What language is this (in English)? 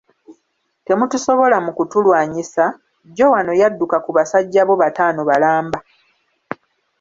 Ganda